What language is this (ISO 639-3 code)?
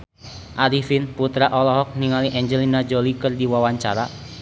sun